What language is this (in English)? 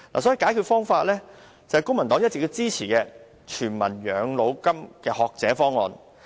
Cantonese